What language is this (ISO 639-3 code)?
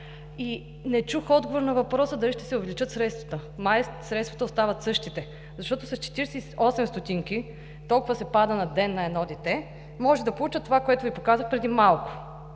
bul